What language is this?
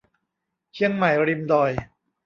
Thai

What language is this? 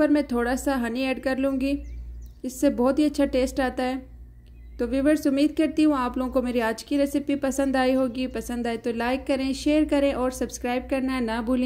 Hindi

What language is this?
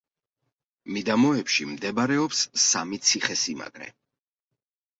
Georgian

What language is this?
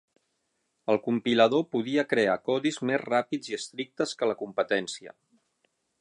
Catalan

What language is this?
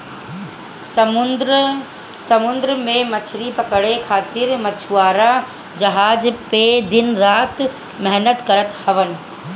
Bhojpuri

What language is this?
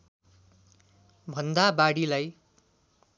Nepali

